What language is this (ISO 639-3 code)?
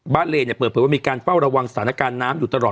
tha